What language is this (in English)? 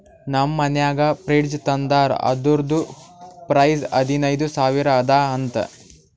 Kannada